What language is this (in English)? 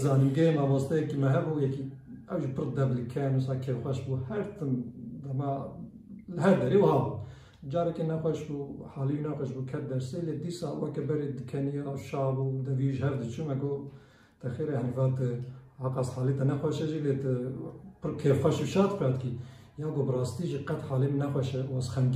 Turkish